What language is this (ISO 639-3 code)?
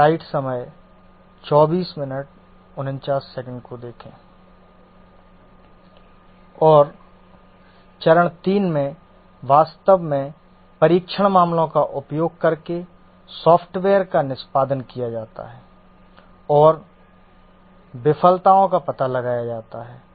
hin